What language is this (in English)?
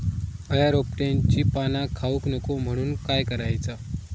Marathi